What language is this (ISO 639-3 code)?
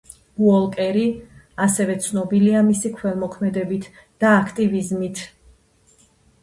kat